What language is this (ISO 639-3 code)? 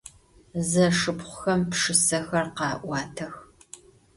ady